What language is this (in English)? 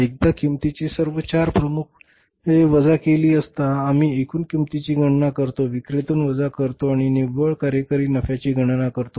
Marathi